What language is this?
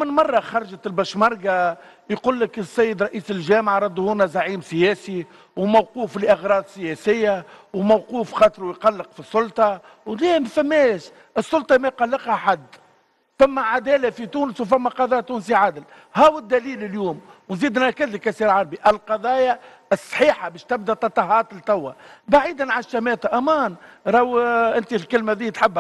Arabic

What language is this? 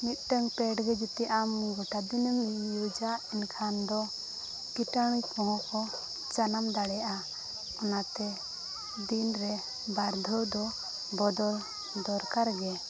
Santali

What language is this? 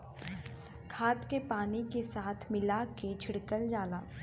Bhojpuri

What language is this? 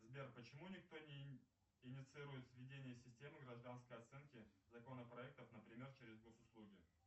Russian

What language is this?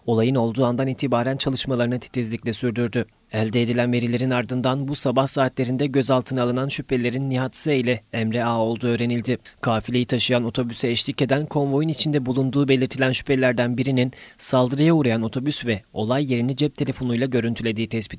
Turkish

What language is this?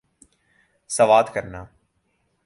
Urdu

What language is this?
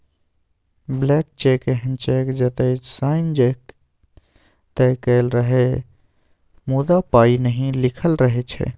Maithili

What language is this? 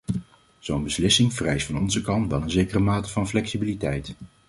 Dutch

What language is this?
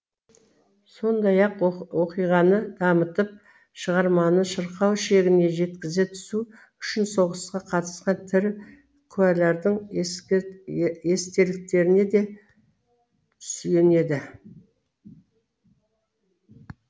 Kazakh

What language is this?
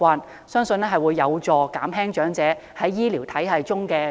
Cantonese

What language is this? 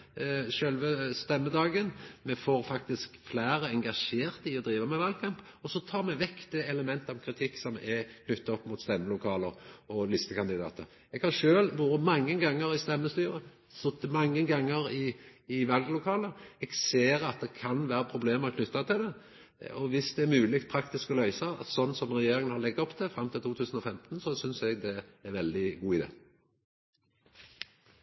Norwegian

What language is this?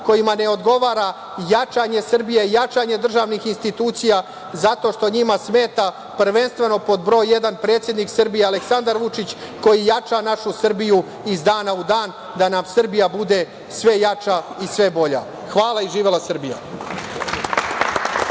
Serbian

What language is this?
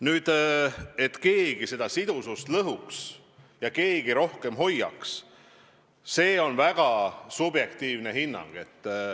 Estonian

